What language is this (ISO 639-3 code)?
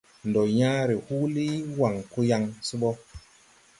tui